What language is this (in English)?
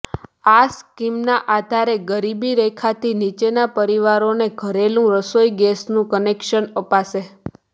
Gujarati